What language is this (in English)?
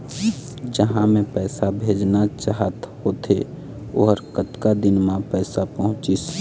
Chhattisgarhi